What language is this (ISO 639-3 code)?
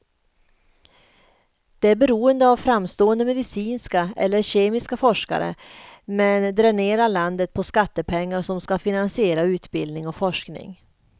swe